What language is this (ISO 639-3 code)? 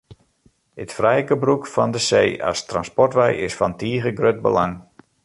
fry